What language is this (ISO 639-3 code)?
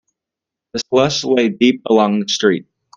eng